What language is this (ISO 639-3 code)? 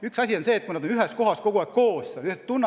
est